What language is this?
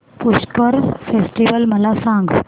Marathi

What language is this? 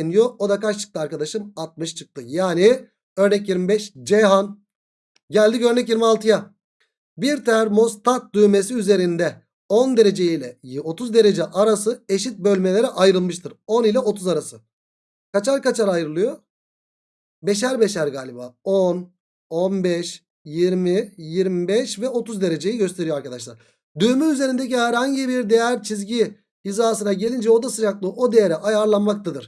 Turkish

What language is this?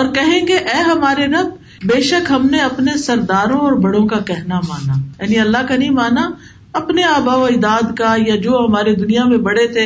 Urdu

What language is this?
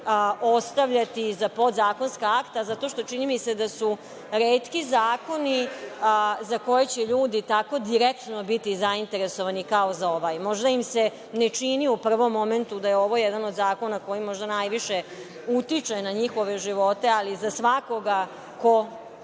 Serbian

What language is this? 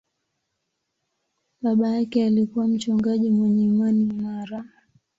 Swahili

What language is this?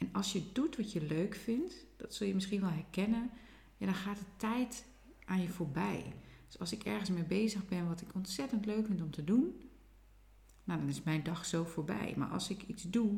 Dutch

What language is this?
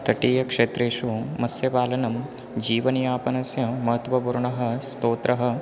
Sanskrit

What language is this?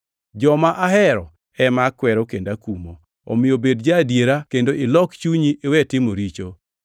Luo (Kenya and Tanzania)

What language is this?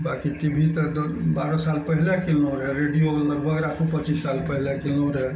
Maithili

